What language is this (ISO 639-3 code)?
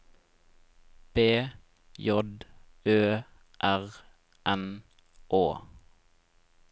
nor